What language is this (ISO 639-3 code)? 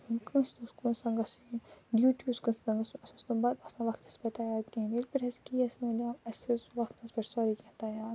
kas